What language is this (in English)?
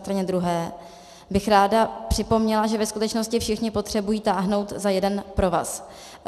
Czech